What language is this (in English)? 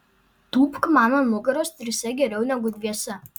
Lithuanian